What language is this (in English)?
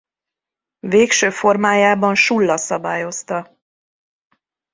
Hungarian